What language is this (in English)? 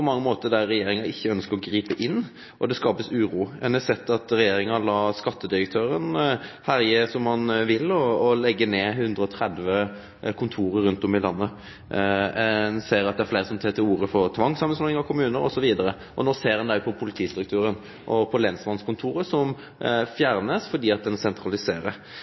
Norwegian Nynorsk